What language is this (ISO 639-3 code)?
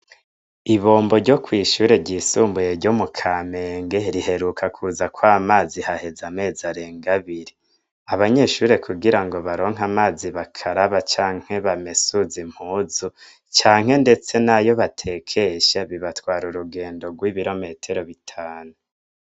run